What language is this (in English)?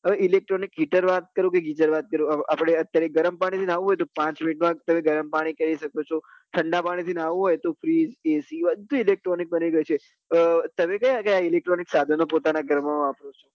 Gujarati